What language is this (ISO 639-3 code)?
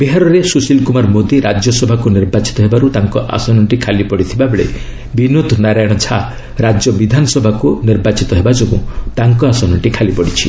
ori